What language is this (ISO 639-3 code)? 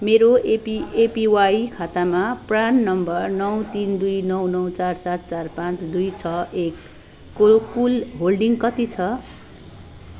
nep